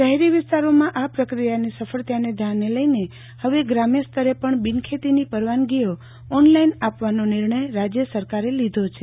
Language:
Gujarati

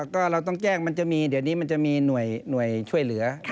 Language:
Thai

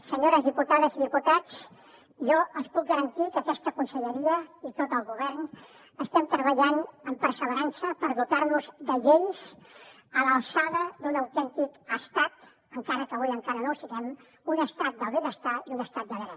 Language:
Catalan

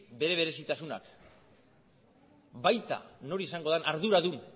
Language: Basque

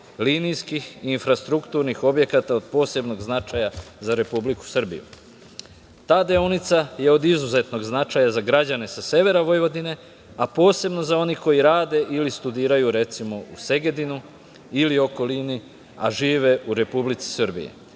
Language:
Serbian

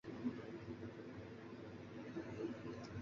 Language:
Chinese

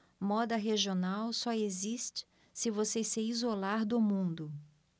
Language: Portuguese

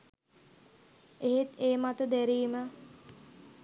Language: Sinhala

